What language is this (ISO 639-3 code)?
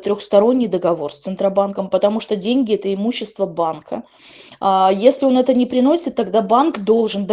rus